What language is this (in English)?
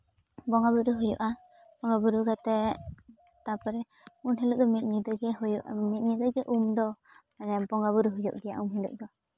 Santali